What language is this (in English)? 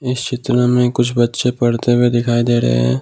Hindi